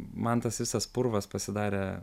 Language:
Lithuanian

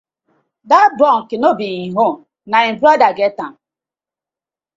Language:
Nigerian Pidgin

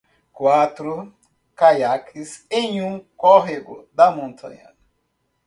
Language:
Portuguese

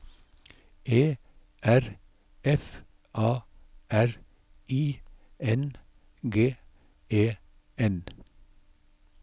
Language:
Norwegian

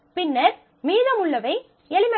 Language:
Tamil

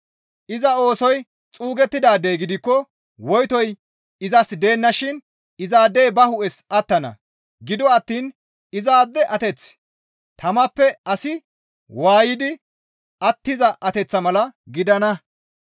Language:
Gamo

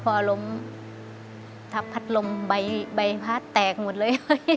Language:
Thai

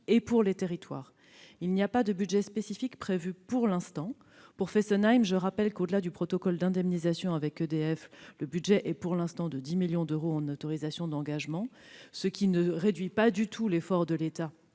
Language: French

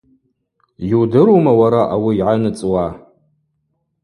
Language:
Abaza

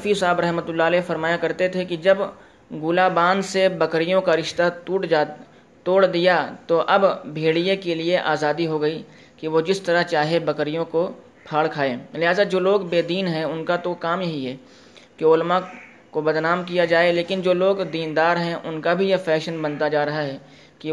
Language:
Urdu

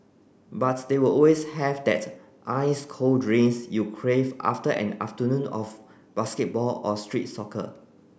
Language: English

